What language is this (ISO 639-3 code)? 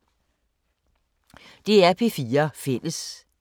dan